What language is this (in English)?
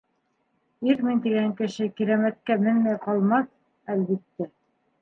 Bashkir